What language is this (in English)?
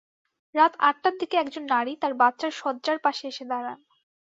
Bangla